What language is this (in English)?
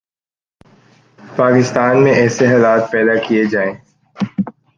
Urdu